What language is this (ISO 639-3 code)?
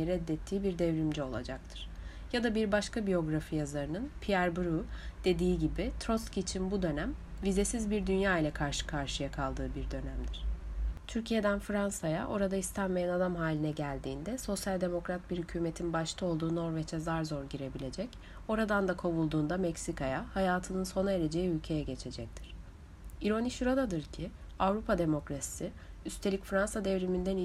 tur